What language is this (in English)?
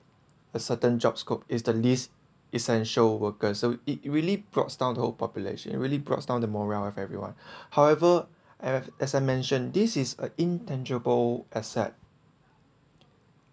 English